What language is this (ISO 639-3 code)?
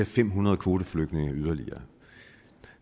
dan